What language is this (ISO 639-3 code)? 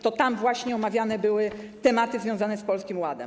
pol